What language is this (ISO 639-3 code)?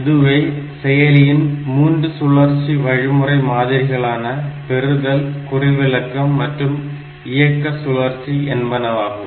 tam